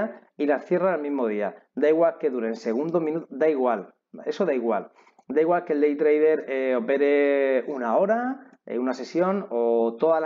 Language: Spanish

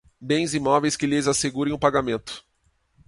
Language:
Portuguese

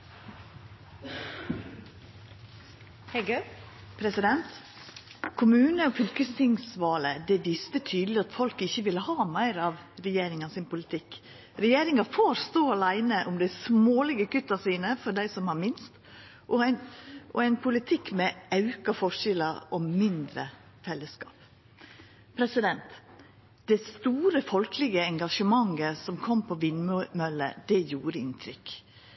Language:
Norwegian Nynorsk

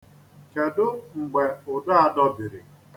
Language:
Igbo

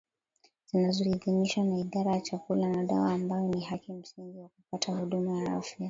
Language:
Swahili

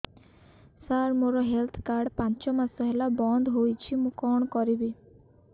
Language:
Odia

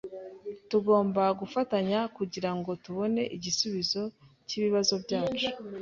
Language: Kinyarwanda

